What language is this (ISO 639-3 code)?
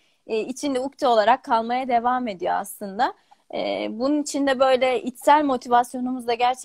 tur